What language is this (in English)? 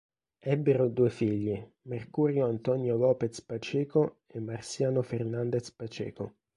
Italian